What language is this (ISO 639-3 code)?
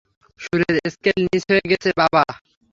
ben